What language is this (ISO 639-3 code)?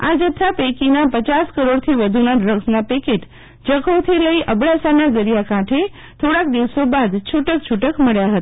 guj